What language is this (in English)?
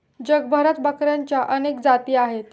Marathi